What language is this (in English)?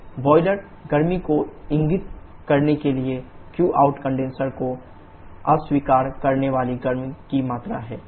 Hindi